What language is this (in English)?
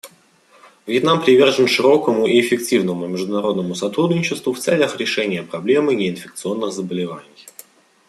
Russian